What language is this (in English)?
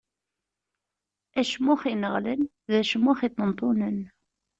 Kabyle